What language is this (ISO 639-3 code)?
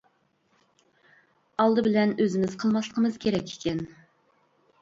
uig